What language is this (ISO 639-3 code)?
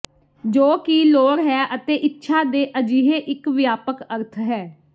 pan